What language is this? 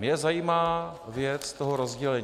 Czech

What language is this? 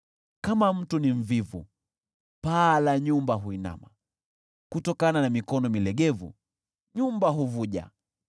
Swahili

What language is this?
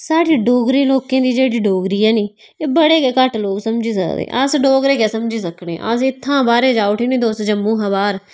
Dogri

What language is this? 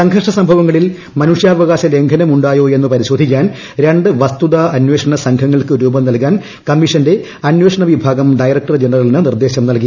Malayalam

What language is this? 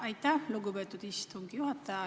Estonian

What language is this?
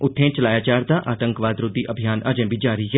Dogri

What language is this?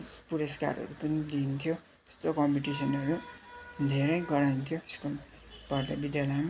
Nepali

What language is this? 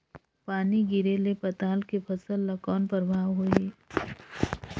Chhattisgarhi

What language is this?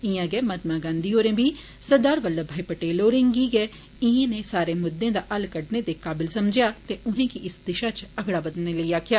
Dogri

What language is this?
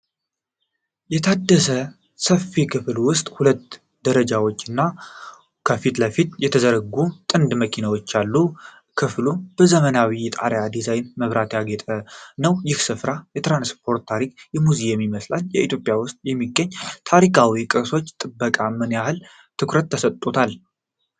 Amharic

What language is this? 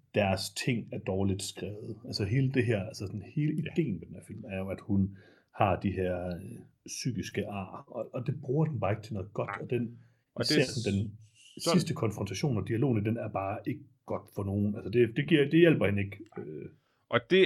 Danish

